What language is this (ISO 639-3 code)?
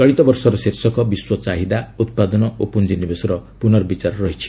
ori